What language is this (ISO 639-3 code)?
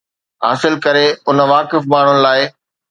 snd